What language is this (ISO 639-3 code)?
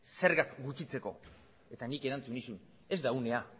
eus